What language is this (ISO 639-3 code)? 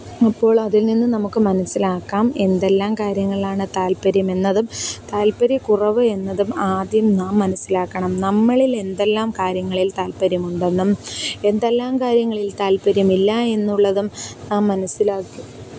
mal